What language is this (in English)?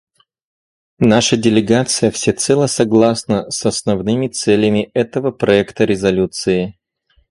Russian